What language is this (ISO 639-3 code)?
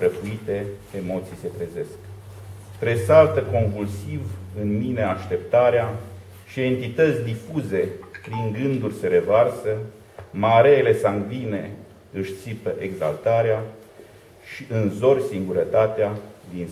ron